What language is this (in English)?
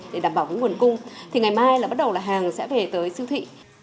Vietnamese